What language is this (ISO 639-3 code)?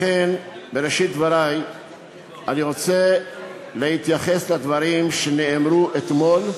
heb